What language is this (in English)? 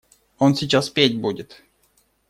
Russian